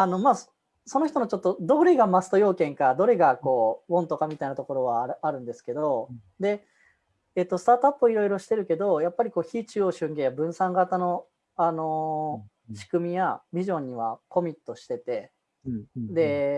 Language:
Japanese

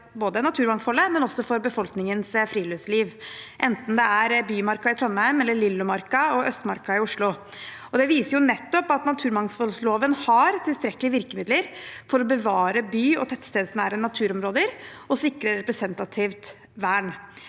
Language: Norwegian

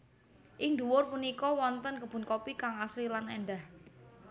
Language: Javanese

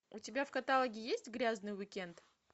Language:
Russian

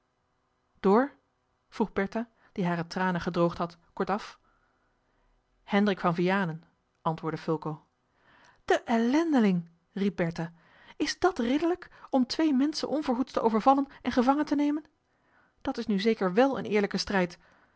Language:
Dutch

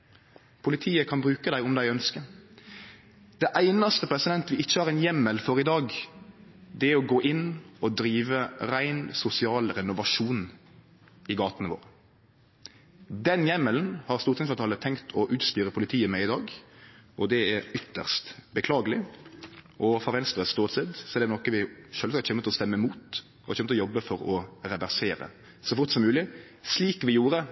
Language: Norwegian Nynorsk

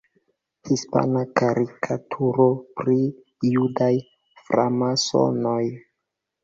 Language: Esperanto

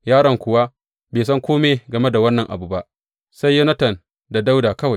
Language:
Hausa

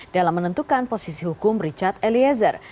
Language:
Indonesian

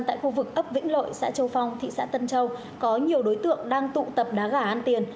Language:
Vietnamese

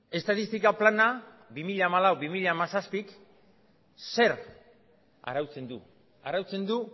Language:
Basque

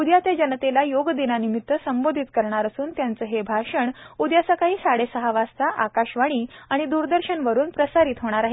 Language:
Marathi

